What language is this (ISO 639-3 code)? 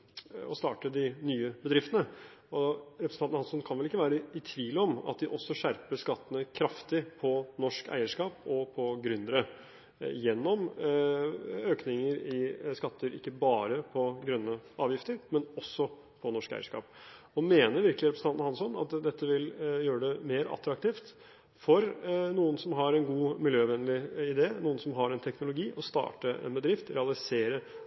nob